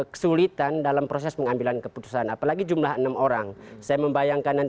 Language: Indonesian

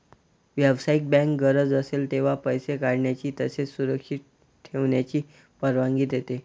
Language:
Marathi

